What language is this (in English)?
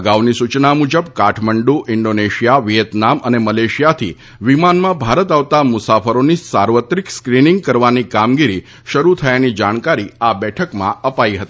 Gujarati